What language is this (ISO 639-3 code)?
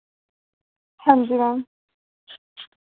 doi